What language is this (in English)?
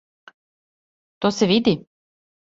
Serbian